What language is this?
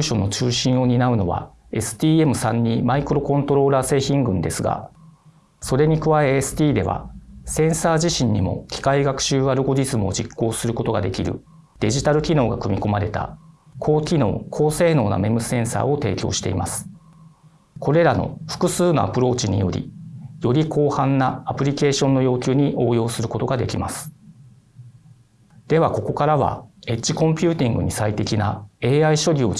Japanese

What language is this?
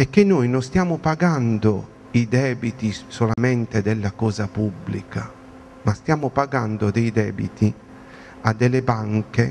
Italian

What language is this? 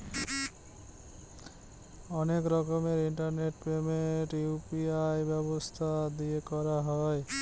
Bangla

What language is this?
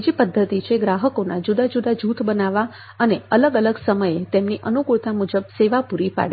Gujarati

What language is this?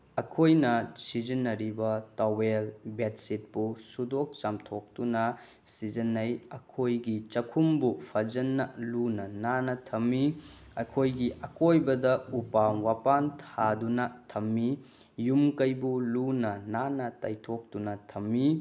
Manipuri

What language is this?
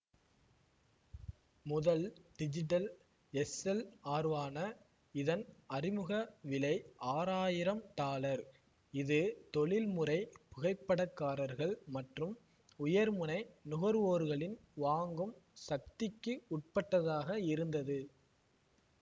Tamil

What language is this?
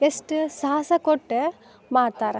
Kannada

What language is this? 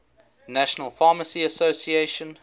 English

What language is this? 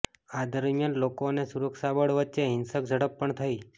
Gujarati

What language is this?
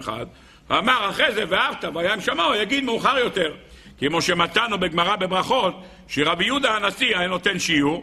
Hebrew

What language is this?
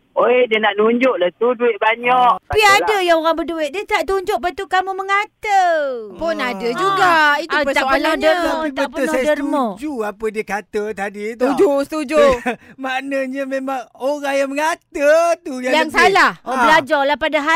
Malay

